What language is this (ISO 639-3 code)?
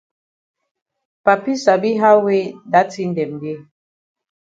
wes